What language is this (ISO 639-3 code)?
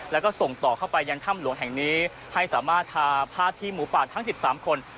tha